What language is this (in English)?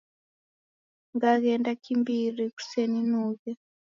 Taita